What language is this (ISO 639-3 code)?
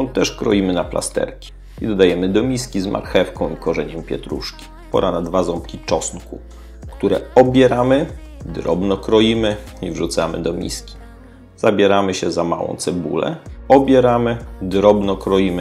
pol